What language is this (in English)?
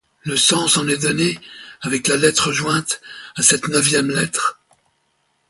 French